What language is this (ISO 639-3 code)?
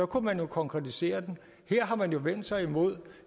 dan